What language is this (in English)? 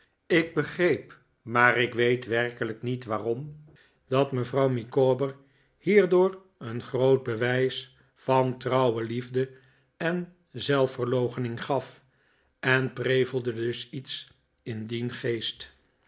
Dutch